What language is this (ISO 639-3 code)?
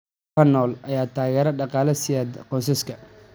som